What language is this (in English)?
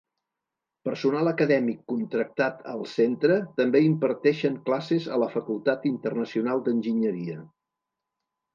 Catalan